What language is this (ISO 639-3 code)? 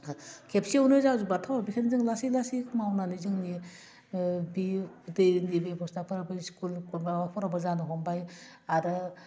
brx